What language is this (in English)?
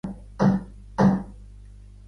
Catalan